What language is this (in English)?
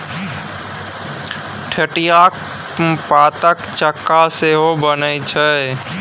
Maithili